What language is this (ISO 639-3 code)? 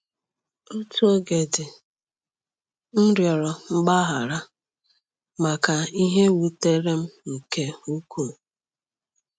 ibo